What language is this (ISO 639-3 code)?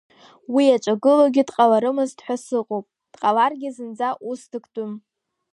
abk